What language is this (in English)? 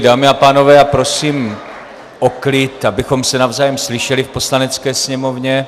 Czech